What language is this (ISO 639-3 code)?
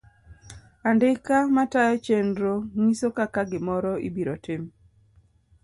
luo